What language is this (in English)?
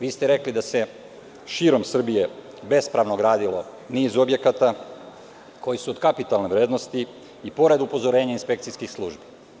Serbian